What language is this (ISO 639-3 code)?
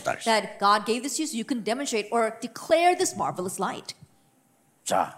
kor